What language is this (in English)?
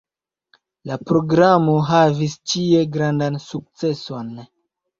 Esperanto